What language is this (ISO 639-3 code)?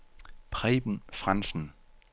dan